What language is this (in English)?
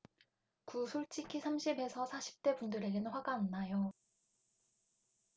Korean